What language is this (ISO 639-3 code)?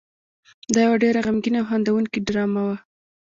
pus